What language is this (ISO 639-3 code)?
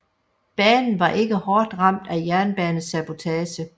dan